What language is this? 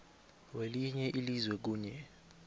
South Ndebele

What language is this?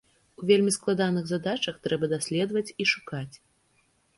Belarusian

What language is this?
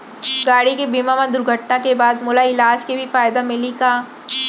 Chhattisgarhi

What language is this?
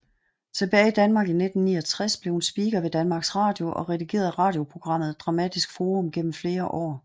Danish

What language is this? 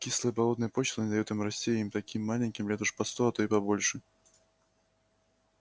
Russian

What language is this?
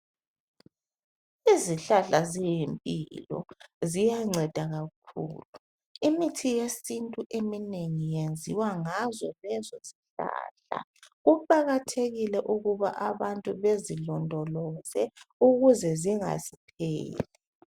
North Ndebele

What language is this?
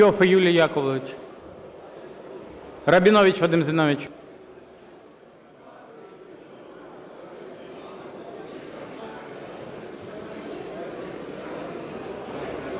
Ukrainian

